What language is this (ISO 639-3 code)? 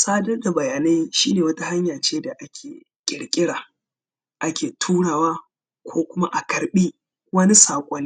hau